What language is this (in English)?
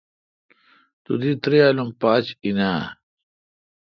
Kalkoti